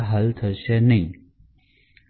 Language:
Gujarati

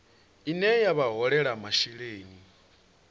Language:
Venda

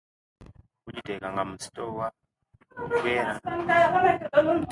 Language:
Kenyi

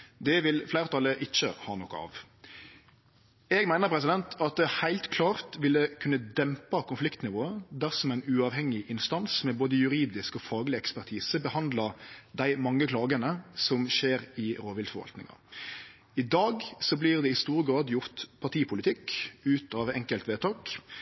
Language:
Norwegian Nynorsk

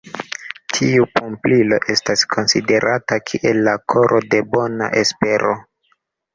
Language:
Esperanto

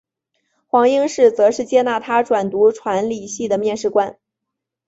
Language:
Chinese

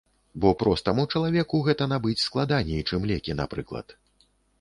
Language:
Belarusian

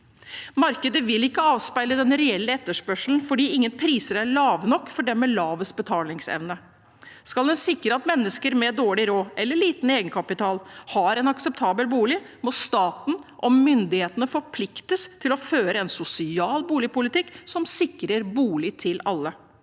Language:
Norwegian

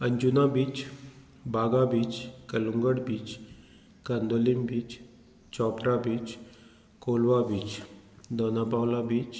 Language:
Konkani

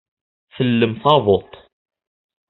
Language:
Kabyle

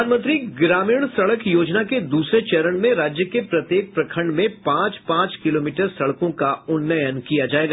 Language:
Hindi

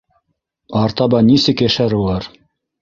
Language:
Bashkir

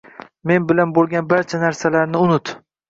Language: Uzbek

